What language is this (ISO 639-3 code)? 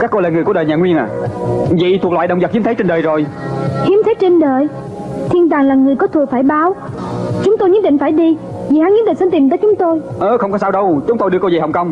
vie